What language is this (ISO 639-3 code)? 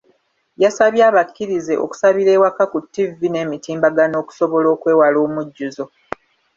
lug